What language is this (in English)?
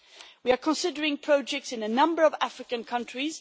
English